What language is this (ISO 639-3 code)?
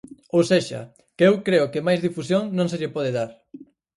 glg